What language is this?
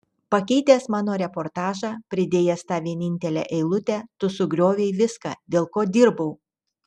Lithuanian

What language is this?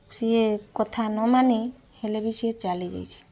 Odia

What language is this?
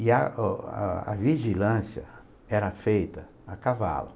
Portuguese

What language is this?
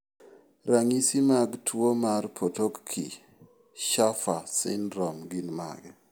Luo (Kenya and Tanzania)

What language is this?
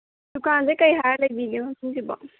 Manipuri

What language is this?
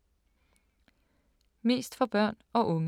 Danish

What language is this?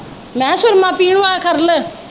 Punjabi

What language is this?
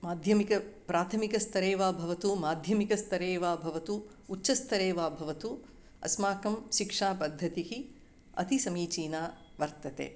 Sanskrit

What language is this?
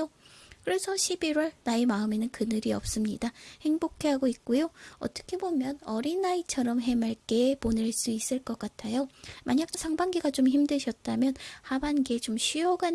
Korean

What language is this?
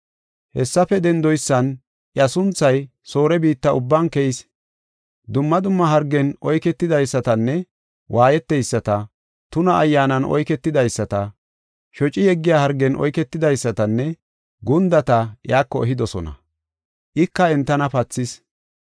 Gofa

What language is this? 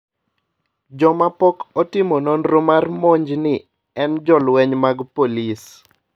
Luo (Kenya and Tanzania)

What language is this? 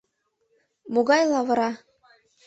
Mari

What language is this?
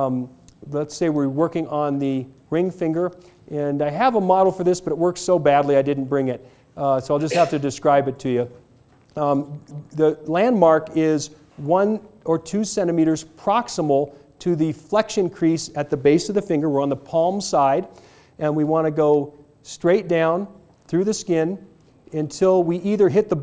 English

